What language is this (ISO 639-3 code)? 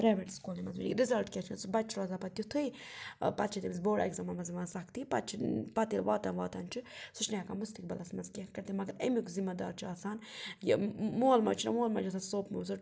kas